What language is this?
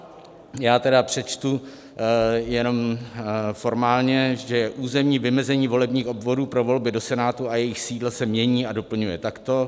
Czech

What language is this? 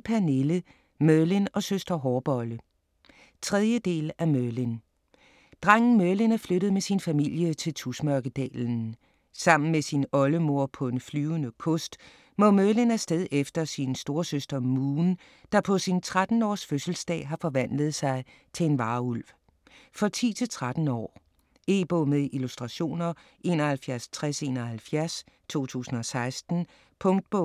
Danish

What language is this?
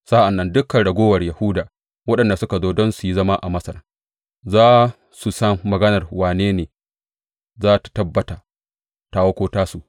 Hausa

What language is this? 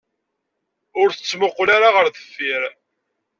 Kabyle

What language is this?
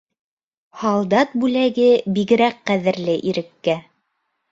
Bashkir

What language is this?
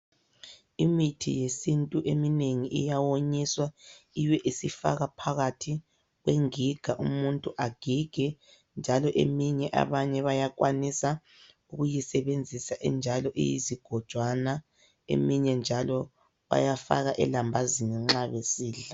North Ndebele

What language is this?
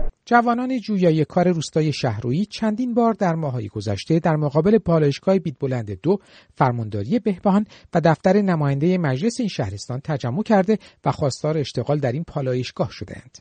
Persian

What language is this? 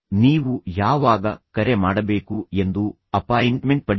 Kannada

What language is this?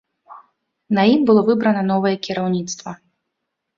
Belarusian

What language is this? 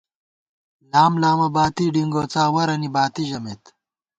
Gawar-Bati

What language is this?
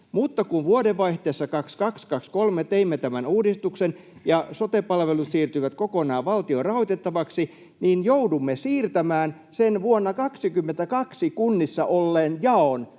Finnish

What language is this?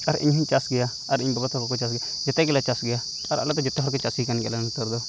Santali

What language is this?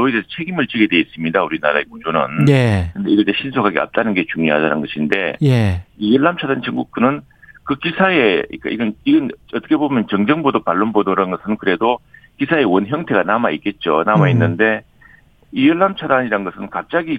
Korean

